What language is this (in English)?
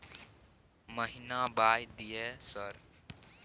Maithili